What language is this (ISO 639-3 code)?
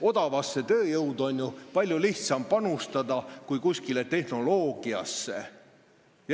est